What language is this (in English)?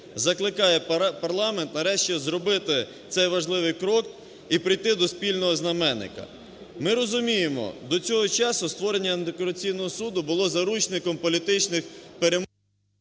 Ukrainian